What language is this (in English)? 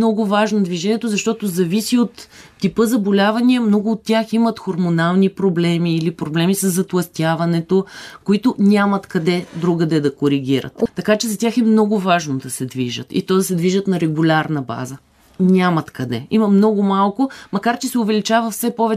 Bulgarian